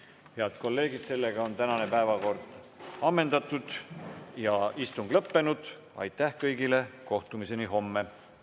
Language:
Estonian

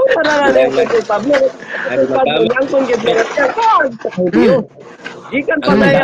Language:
Filipino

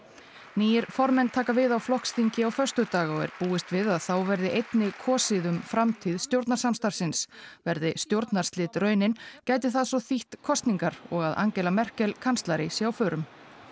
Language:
Icelandic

